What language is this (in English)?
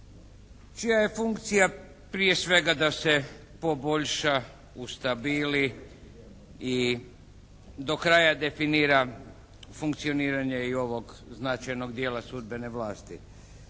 Croatian